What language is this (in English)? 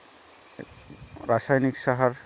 Santali